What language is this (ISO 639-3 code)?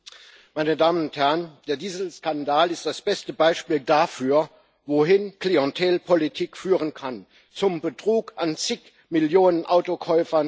deu